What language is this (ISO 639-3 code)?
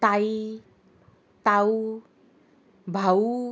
kok